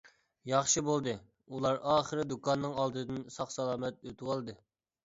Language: Uyghur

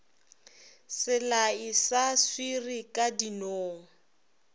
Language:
Northern Sotho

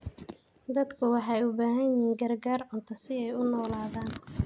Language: Somali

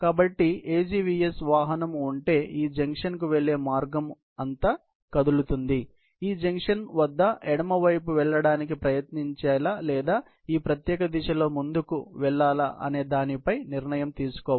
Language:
Telugu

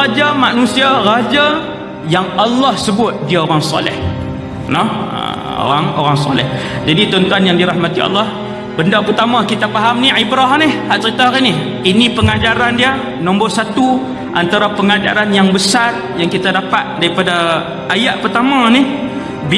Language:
Malay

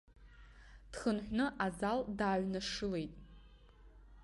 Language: Abkhazian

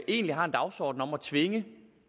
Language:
Danish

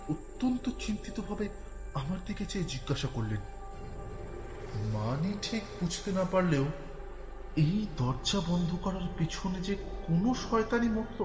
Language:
Bangla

